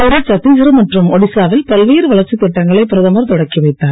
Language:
Tamil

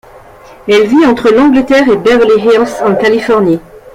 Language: French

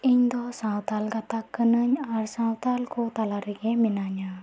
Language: Santali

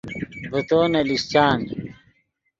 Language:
Yidgha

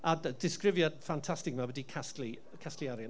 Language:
Welsh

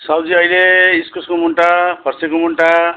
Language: Nepali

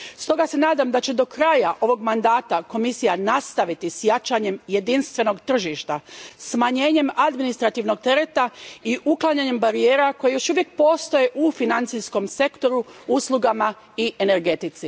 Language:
Croatian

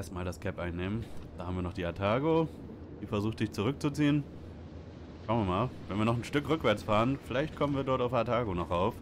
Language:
German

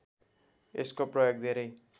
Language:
Nepali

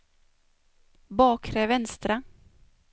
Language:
Swedish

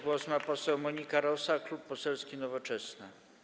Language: Polish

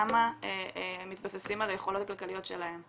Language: Hebrew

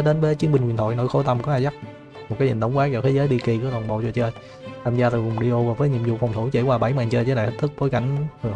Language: Vietnamese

